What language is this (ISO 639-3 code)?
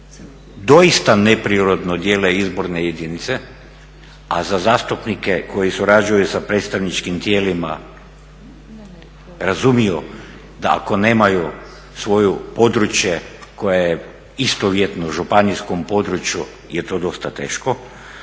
hrv